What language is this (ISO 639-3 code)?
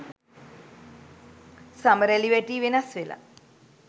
sin